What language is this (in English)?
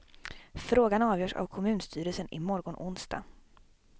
Swedish